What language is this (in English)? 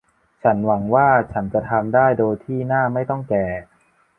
Thai